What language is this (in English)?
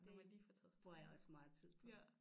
Danish